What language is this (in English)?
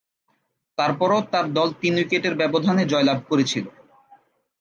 Bangla